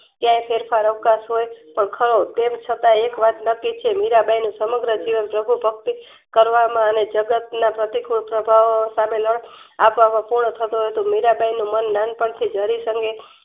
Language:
Gujarati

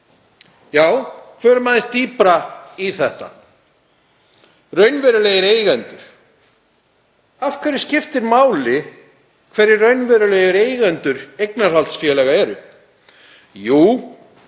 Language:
Icelandic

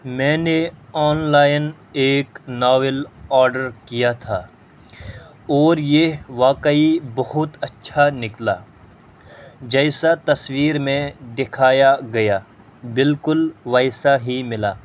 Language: Urdu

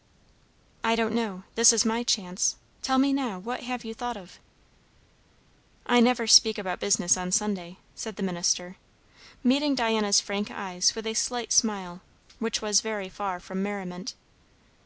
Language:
English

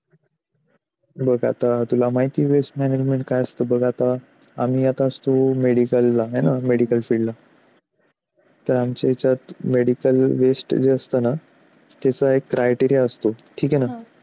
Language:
Marathi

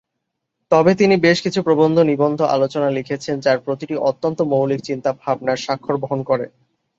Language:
Bangla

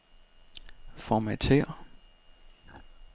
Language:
Danish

